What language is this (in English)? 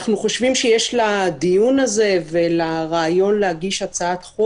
Hebrew